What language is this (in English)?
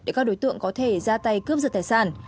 Vietnamese